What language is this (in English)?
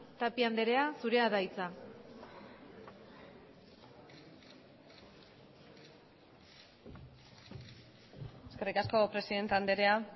Basque